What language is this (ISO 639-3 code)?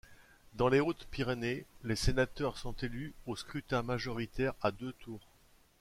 fra